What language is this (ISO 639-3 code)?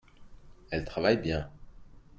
fra